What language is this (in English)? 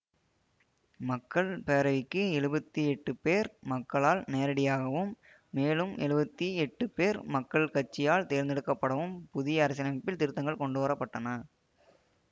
Tamil